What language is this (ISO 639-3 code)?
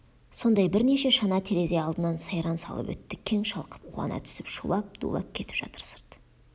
kaz